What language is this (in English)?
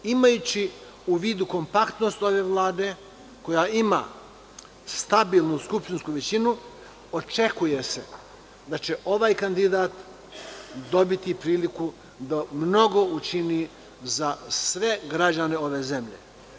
Serbian